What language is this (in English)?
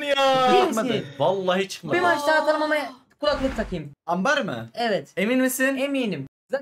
Turkish